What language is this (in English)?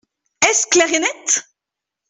French